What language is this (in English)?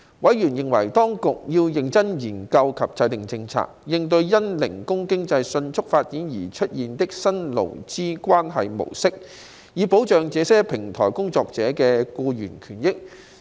Cantonese